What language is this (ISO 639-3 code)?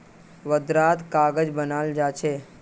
mag